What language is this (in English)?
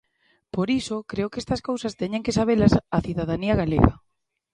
Galician